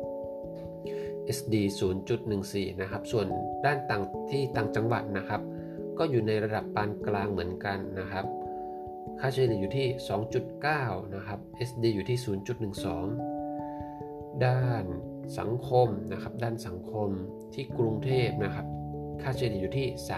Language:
Thai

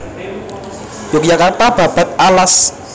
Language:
Javanese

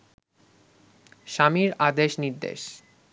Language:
Bangla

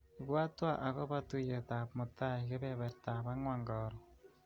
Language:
Kalenjin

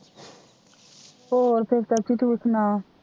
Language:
Punjabi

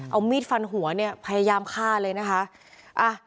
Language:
Thai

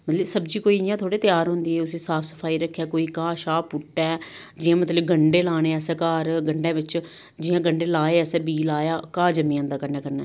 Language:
Dogri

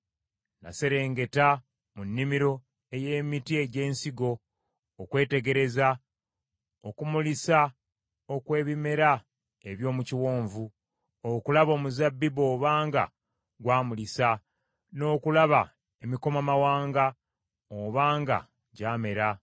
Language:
Ganda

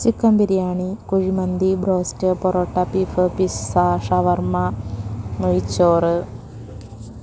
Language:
Malayalam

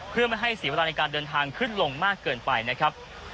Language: Thai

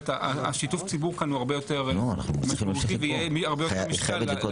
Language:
Hebrew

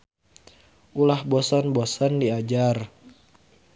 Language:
Sundanese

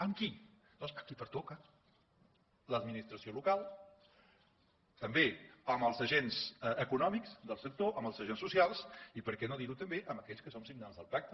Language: Catalan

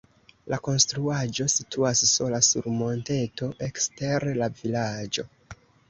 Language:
Esperanto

